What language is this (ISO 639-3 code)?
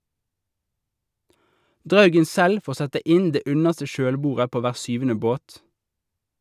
nor